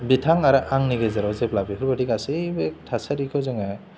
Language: Bodo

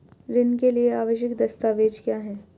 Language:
Hindi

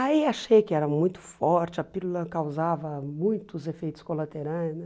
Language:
Portuguese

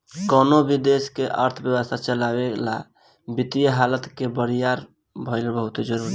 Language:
Bhojpuri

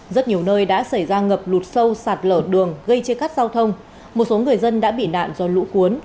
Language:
Vietnamese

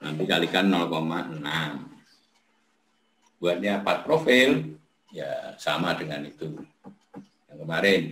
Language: Indonesian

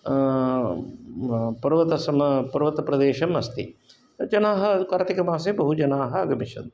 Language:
Sanskrit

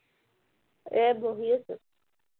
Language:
Assamese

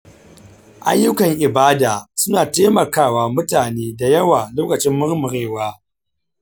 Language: Hausa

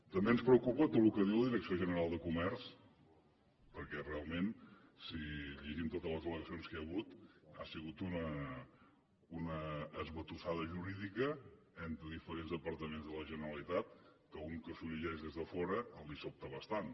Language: Catalan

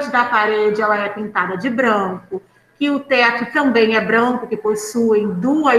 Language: Portuguese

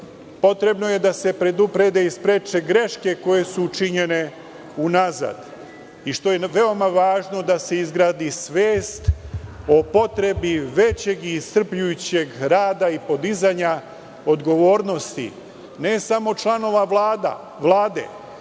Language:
Serbian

